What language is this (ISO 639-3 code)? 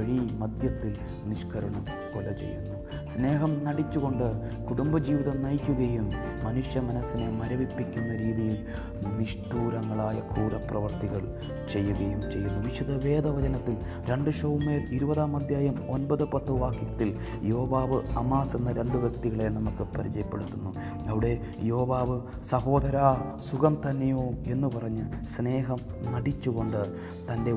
mal